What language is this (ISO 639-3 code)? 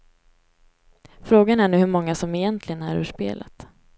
swe